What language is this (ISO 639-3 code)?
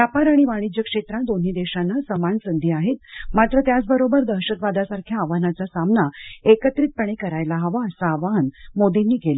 mar